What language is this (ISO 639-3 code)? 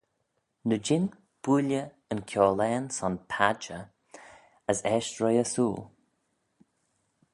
glv